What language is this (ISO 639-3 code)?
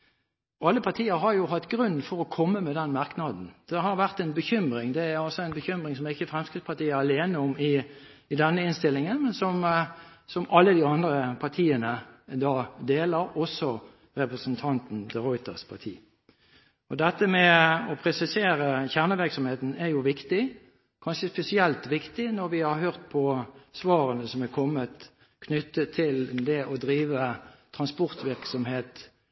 nob